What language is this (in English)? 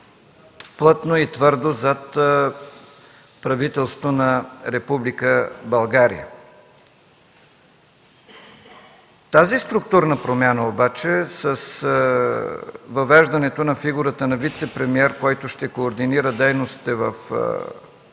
Bulgarian